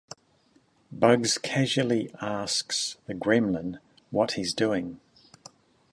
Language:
English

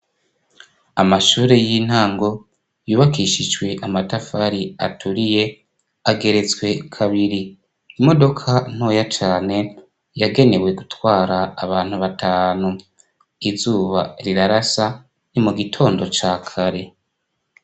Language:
Rundi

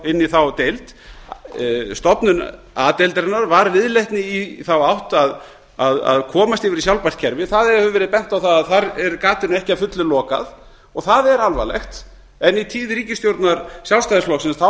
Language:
Icelandic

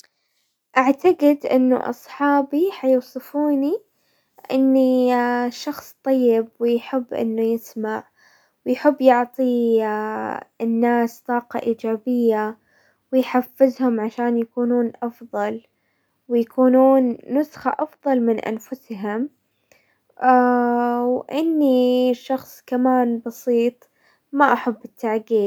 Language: Hijazi Arabic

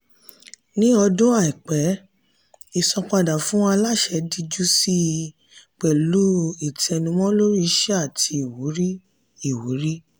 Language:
Yoruba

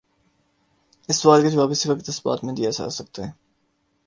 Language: Urdu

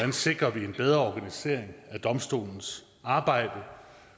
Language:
Danish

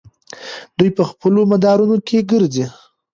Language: Pashto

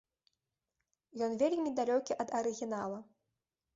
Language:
Belarusian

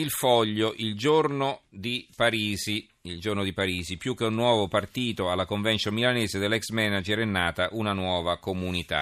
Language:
Italian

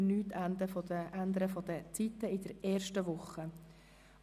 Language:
Swiss German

